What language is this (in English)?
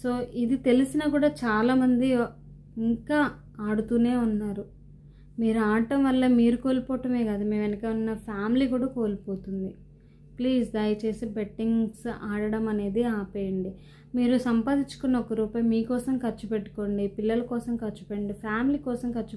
Telugu